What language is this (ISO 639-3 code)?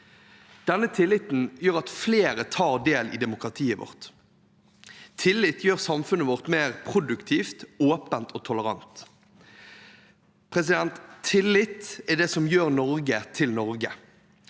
nor